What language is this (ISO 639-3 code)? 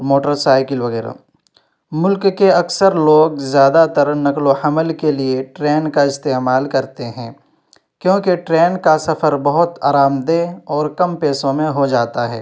urd